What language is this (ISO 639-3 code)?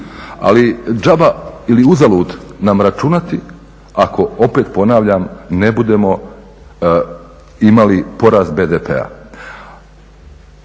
hrv